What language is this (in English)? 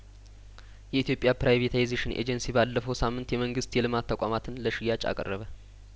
Amharic